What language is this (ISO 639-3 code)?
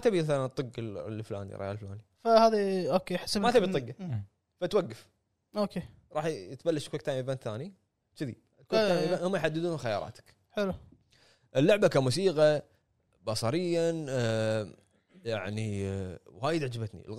ara